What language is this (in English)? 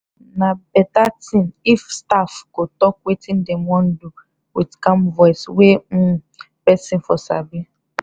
Nigerian Pidgin